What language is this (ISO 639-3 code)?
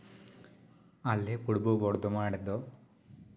sat